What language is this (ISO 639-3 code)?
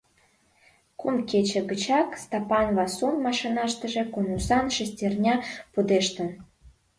chm